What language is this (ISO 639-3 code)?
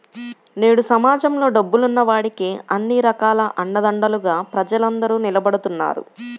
tel